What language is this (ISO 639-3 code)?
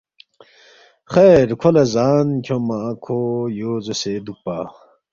bft